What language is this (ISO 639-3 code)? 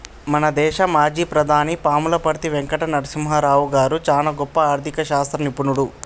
tel